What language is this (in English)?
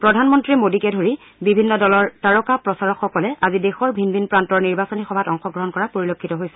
Assamese